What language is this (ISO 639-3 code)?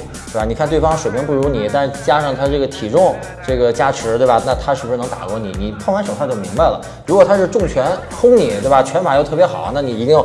zho